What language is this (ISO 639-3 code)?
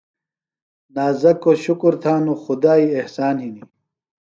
phl